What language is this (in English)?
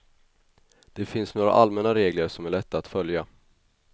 Swedish